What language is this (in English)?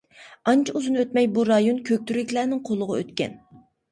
Uyghur